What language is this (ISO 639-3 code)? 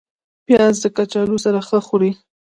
pus